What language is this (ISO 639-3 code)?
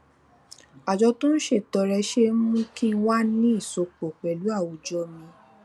yor